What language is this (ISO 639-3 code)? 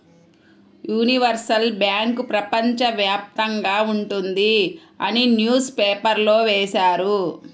tel